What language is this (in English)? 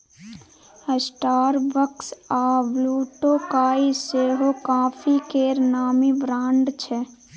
Maithili